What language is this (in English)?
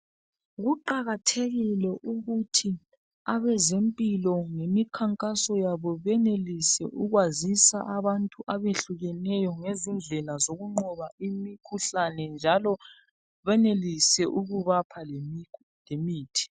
North Ndebele